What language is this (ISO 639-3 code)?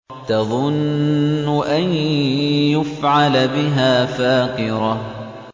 ara